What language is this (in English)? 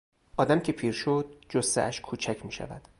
Persian